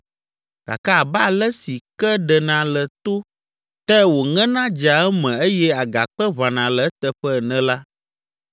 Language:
Ewe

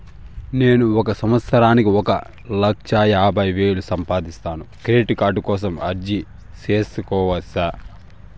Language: Telugu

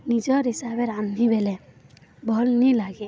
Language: Odia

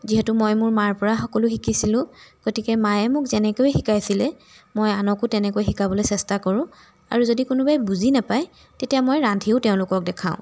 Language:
Assamese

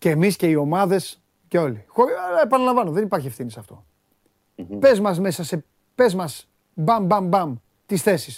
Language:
Greek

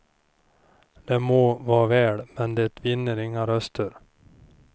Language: Swedish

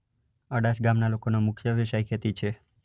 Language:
Gujarati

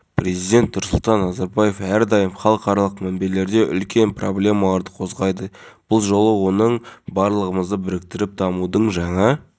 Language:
Kazakh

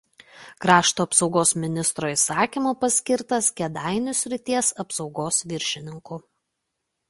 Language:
Lithuanian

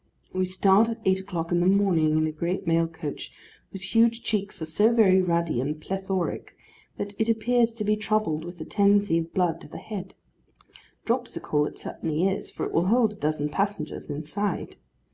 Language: English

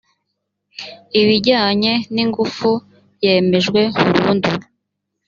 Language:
Kinyarwanda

